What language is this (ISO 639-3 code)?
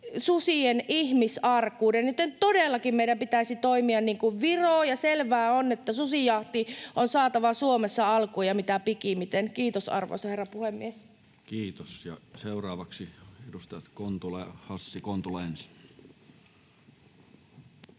fin